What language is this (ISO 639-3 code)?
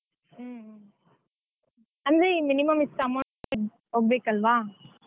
kan